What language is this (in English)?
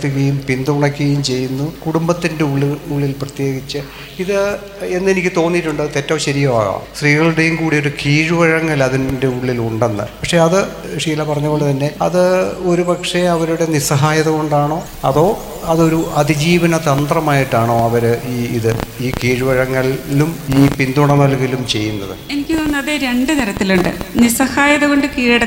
Malayalam